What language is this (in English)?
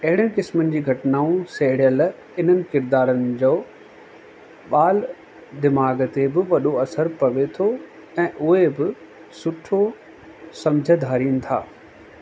Sindhi